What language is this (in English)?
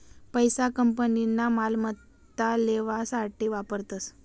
Marathi